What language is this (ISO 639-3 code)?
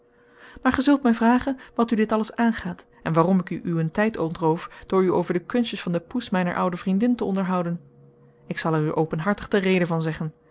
nld